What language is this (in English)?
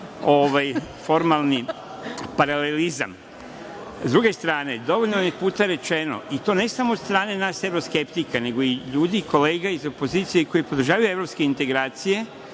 Serbian